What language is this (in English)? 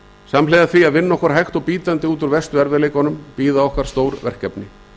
Icelandic